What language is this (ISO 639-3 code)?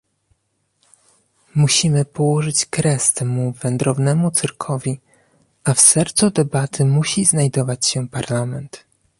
pol